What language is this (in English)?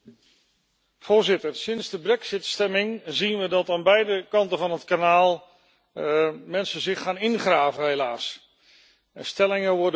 Dutch